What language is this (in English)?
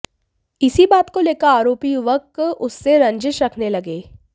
Hindi